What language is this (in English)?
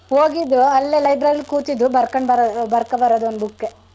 Kannada